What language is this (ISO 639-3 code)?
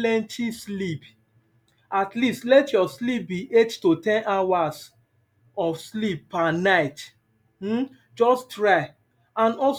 pcm